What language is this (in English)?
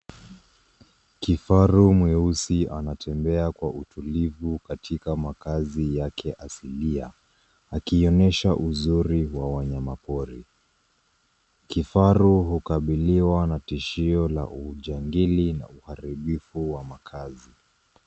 Swahili